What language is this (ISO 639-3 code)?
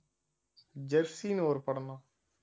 tam